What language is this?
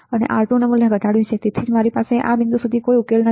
Gujarati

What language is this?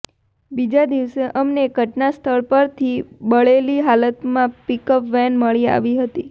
Gujarati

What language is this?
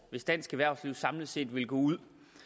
Danish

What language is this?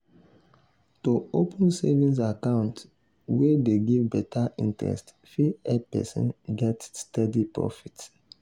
Nigerian Pidgin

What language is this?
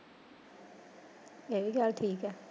Punjabi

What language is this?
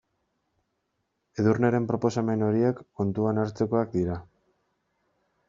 Basque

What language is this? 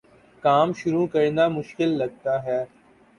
Urdu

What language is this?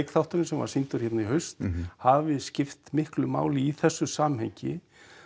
Icelandic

